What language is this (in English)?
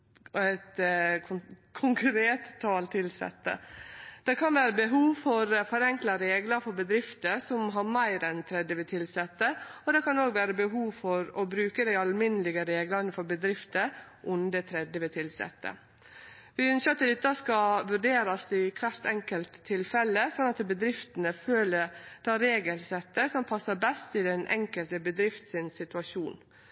Norwegian Nynorsk